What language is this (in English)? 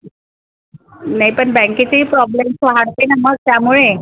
Marathi